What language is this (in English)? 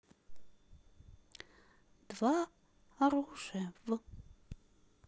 Russian